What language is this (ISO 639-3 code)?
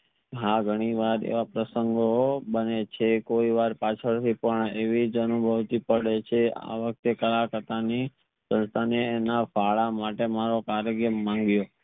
guj